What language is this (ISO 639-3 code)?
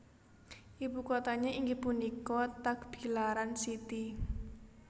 jav